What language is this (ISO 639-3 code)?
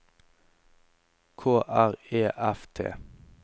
nor